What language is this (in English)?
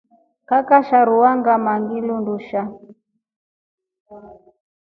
Rombo